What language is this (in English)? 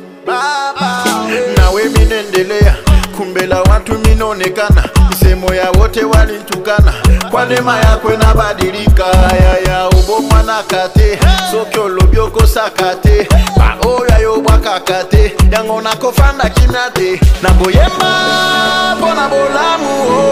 Indonesian